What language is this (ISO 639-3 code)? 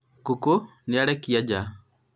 kik